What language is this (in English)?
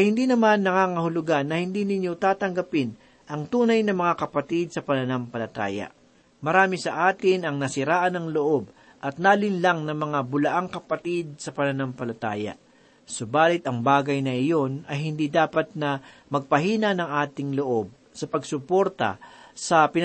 Filipino